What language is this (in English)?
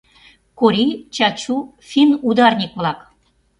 Mari